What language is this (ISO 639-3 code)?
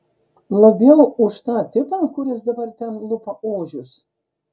lit